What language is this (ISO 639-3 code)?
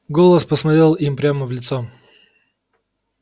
rus